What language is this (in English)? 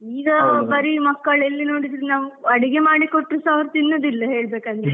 Kannada